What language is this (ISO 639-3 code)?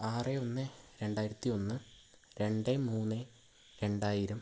mal